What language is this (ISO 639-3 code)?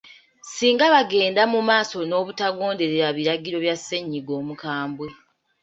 lug